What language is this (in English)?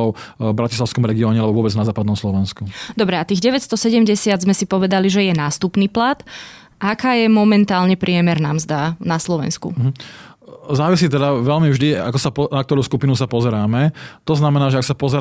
Slovak